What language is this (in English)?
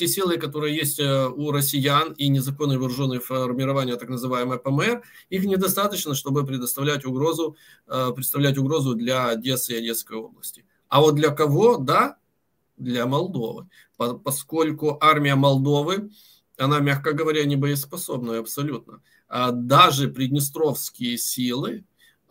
Russian